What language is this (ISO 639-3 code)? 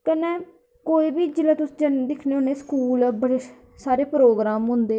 doi